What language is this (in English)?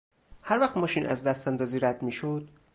Persian